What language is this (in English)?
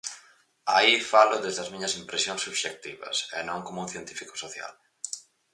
Galician